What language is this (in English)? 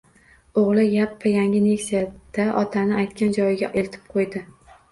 Uzbek